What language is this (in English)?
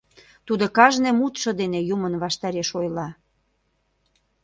Mari